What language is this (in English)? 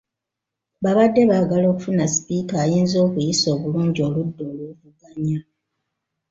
Ganda